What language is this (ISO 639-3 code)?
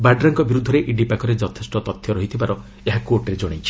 ori